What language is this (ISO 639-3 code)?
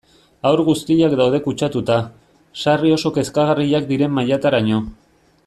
eus